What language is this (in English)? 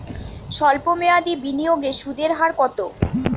Bangla